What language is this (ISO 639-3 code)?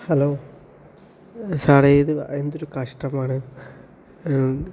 mal